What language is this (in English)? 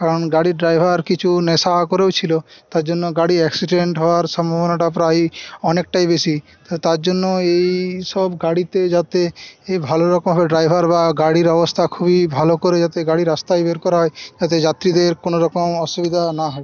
Bangla